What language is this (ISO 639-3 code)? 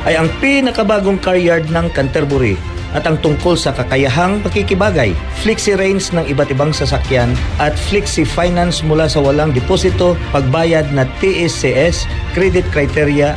fil